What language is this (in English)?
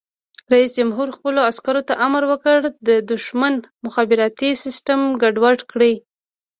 Pashto